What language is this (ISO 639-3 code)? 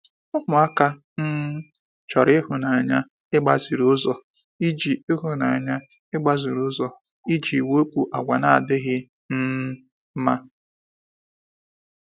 ibo